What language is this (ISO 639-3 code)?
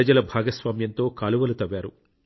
tel